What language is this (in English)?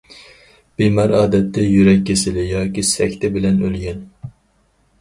Uyghur